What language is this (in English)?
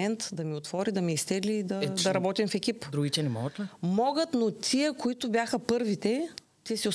Bulgarian